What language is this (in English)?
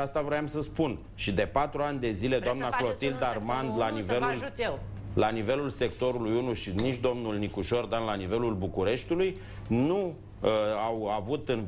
Romanian